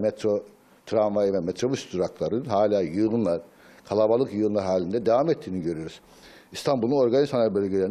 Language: Turkish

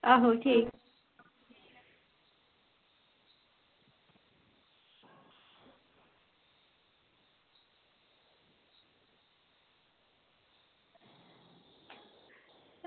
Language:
Dogri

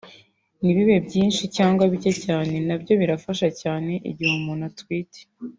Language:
Kinyarwanda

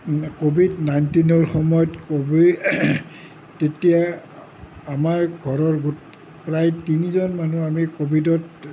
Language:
Assamese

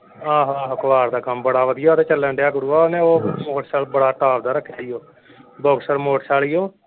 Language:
Punjabi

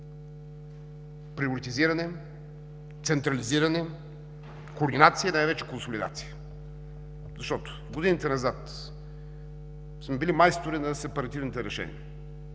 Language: Bulgarian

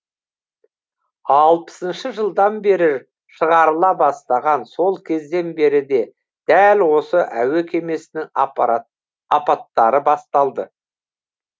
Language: Kazakh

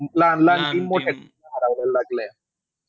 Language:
Marathi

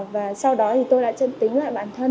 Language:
Vietnamese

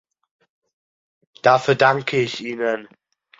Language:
German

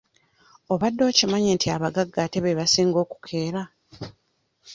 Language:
Ganda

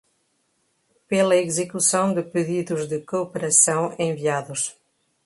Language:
Portuguese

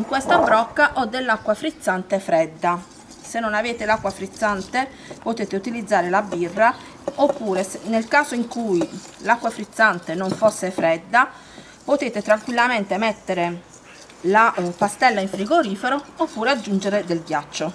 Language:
Italian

